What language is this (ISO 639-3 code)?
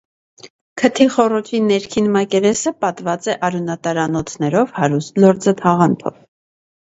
hye